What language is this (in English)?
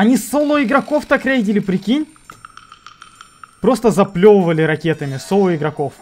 Russian